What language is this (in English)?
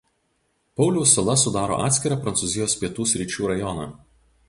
Lithuanian